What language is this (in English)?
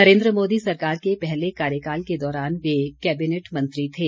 Hindi